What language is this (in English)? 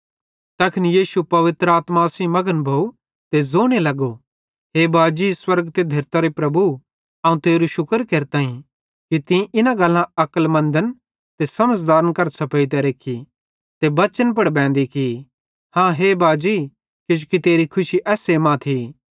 Bhadrawahi